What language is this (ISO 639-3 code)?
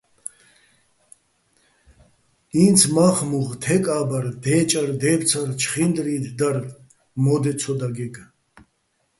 bbl